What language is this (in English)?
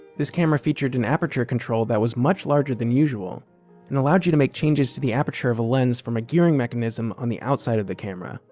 English